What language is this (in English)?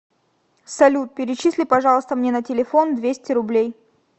Russian